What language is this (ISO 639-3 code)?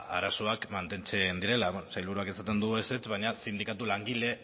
eus